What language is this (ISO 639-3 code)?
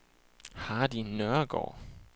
dan